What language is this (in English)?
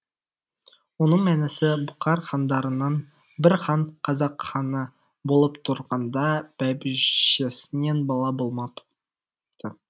Kazakh